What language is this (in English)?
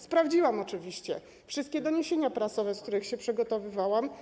Polish